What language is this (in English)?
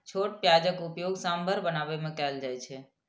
Maithili